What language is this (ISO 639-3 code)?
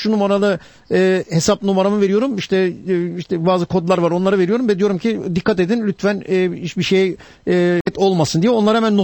tur